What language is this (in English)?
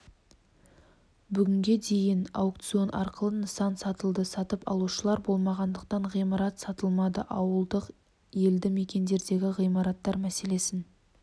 Kazakh